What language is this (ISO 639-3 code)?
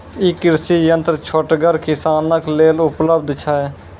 mai